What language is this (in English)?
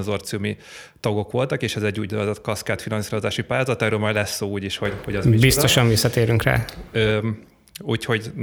Hungarian